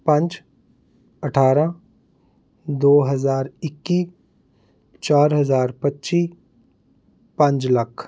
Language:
Punjabi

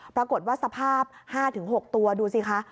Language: Thai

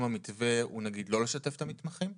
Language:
Hebrew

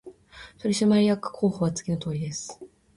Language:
Japanese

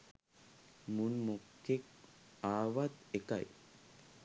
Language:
Sinhala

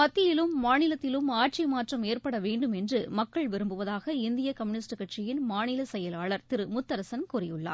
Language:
Tamil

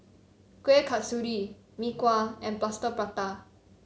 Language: English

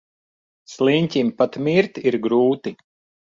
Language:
Latvian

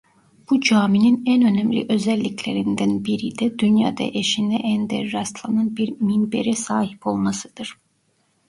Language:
Turkish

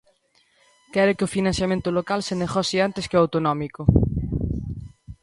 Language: Galician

